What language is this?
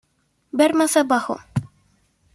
Spanish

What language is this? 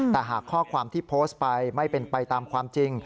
Thai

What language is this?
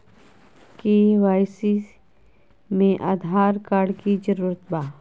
Magahi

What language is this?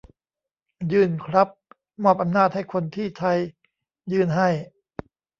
Thai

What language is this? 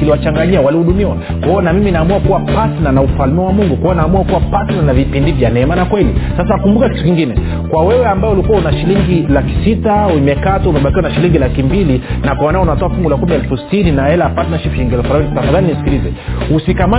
Swahili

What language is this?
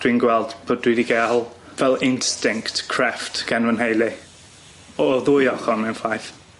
Welsh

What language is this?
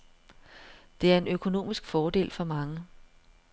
Danish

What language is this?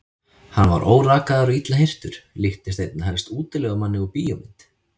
Icelandic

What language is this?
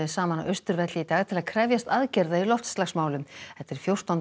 Icelandic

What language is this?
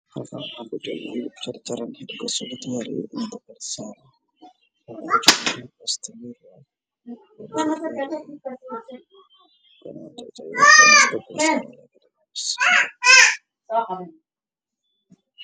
Somali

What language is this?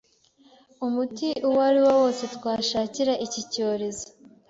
Kinyarwanda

